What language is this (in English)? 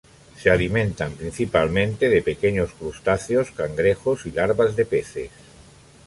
Spanish